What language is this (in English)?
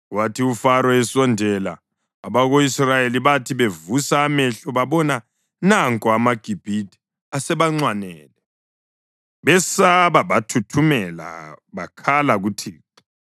North Ndebele